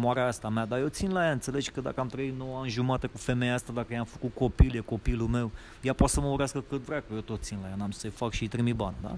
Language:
Romanian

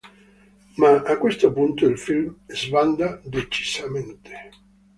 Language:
Italian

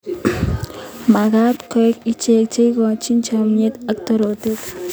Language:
Kalenjin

